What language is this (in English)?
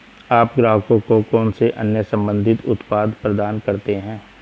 Hindi